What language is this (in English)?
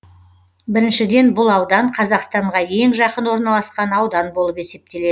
Kazakh